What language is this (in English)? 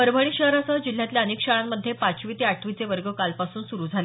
Marathi